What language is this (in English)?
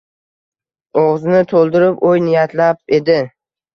Uzbek